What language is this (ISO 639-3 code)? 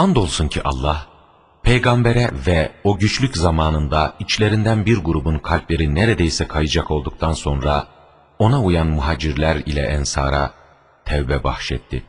tur